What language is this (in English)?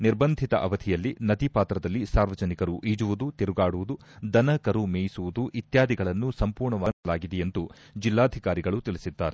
Kannada